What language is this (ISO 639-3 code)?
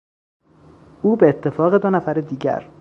fas